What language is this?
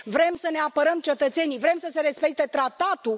Romanian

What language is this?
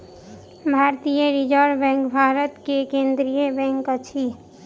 Maithili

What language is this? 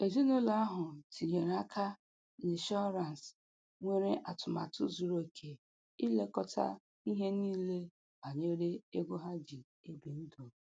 Igbo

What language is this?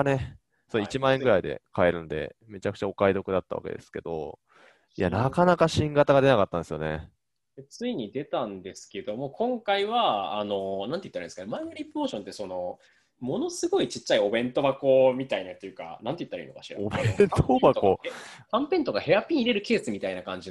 Japanese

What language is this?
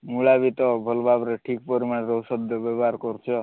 Odia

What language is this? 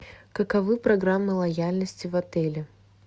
Russian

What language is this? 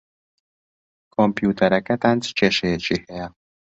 Central Kurdish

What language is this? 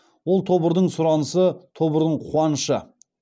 Kazakh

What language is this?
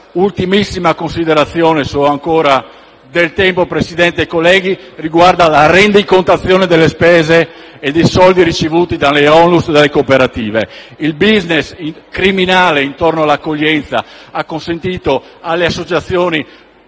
Italian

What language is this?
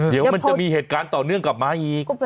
Thai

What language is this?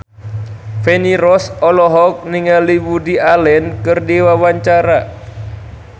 Sundanese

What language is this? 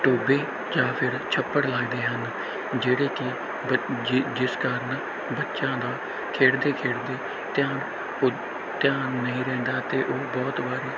Punjabi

